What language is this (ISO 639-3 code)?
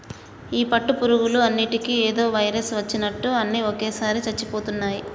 tel